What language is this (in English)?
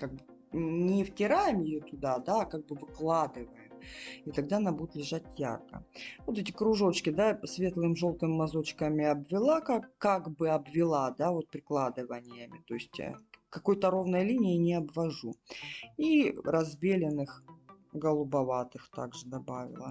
Russian